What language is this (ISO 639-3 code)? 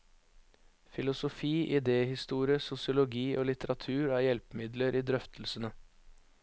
nor